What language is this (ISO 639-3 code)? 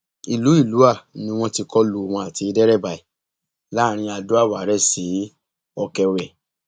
yor